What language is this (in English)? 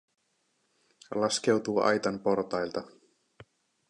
Finnish